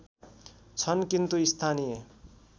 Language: Nepali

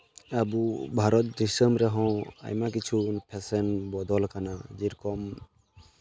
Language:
Santali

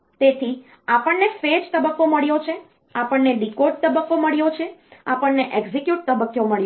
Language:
Gujarati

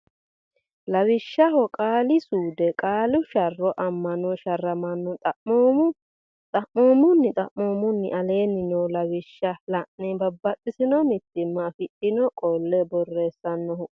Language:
Sidamo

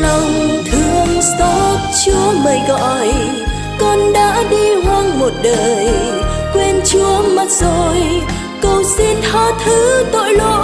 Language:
Vietnamese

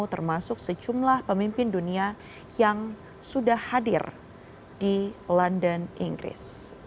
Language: Indonesian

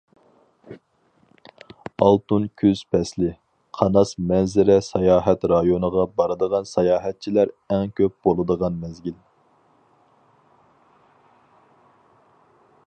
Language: Uyghur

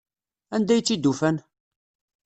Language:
Kabyle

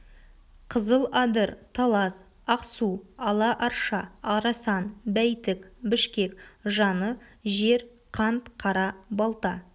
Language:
Kazakh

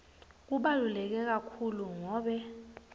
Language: Swati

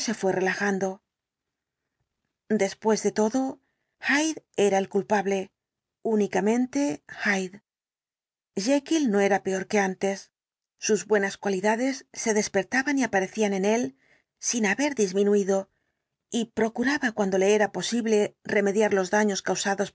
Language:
Spanish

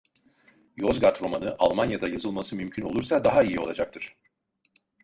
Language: Turkish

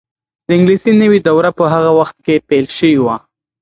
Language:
Pashto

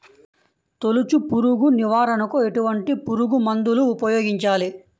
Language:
Telugu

